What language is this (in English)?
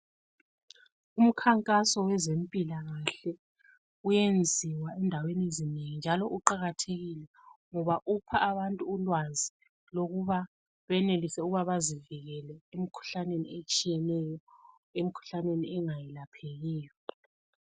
North Ndebele